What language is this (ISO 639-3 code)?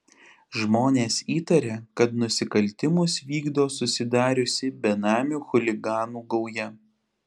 lit